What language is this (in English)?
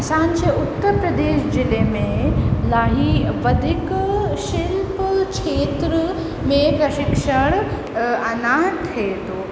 Sindhi